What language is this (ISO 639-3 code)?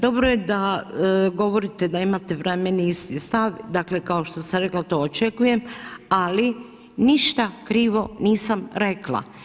hrv